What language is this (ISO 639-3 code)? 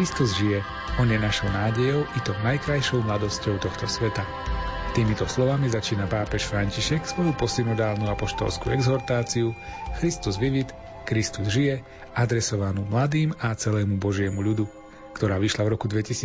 slk